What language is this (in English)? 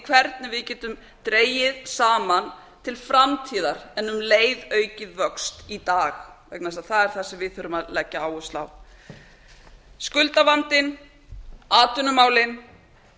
Icelandic